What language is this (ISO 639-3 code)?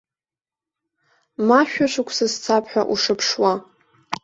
abk